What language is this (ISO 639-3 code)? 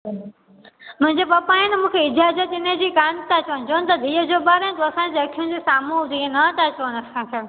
snd